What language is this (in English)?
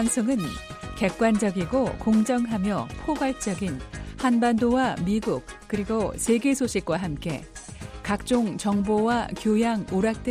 Korean